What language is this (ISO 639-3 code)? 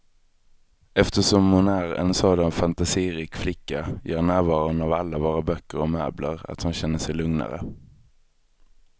swe